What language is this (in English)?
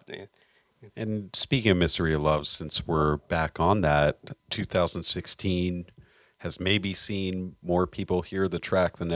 English